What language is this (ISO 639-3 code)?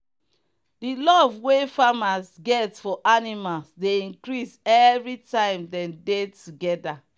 pcm